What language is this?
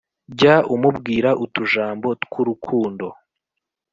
Kinyarwanda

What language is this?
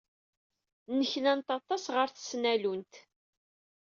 Kabyle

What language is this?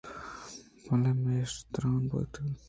Eastern Balochi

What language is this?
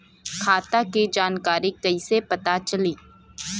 Bhojpuri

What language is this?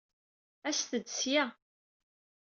Kabyle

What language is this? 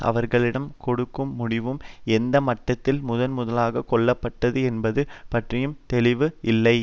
Tamil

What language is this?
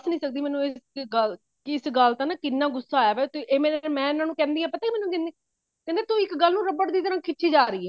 Punjabi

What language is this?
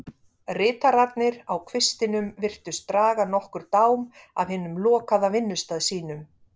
Icelandic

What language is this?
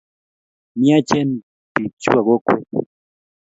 Kalenjin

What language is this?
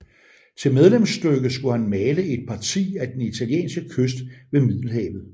Danish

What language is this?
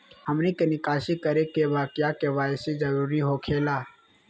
Magahi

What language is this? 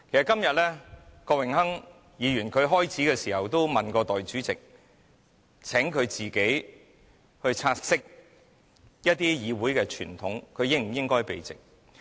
Cantonese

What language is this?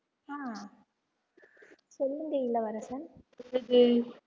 Tamil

